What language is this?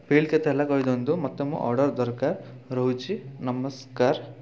Odia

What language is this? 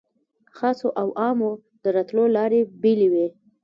Pashto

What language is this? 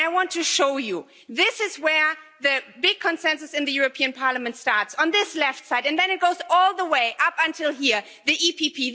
English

